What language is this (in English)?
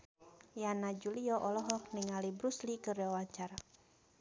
Sundanese